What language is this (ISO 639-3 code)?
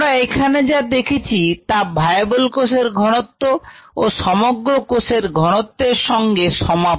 ben